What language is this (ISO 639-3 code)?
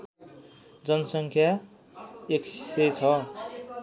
nep